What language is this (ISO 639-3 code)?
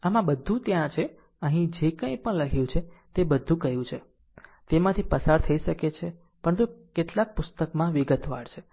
guj